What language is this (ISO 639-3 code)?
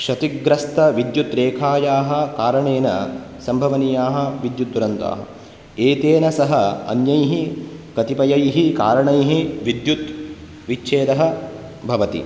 san